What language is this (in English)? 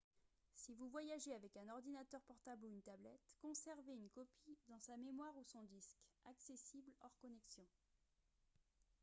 French